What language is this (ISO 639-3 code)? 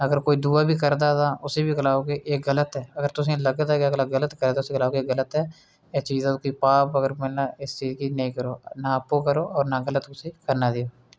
doi